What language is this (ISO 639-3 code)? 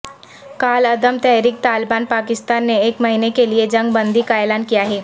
urd